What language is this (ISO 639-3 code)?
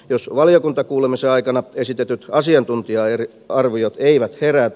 fin